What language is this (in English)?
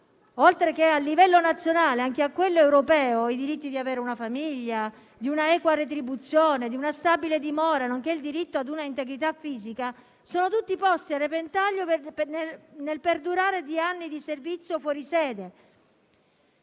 Italian